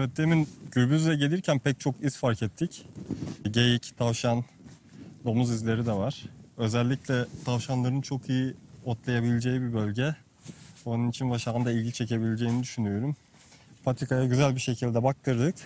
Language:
Turkish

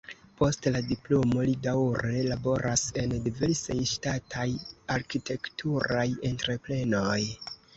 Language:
Esperanto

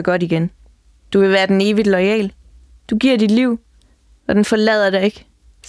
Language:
Danish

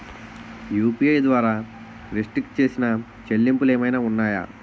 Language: Telugu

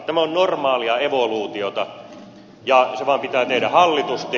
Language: Finnish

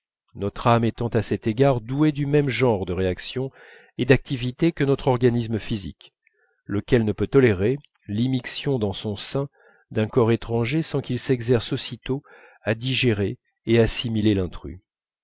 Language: French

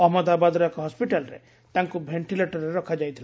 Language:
Odia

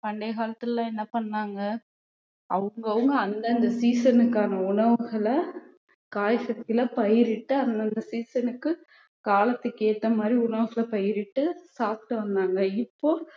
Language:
Tamil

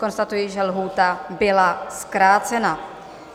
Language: Czech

